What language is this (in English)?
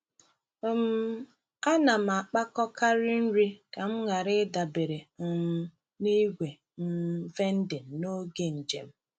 Igbo